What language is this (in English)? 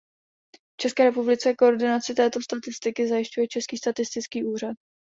Czech